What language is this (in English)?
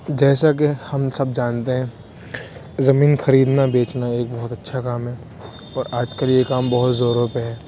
Urdu